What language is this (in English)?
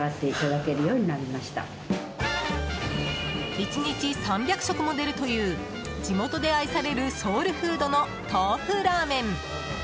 Japanese